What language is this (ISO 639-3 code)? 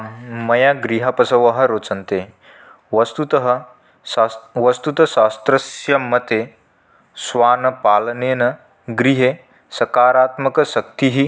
san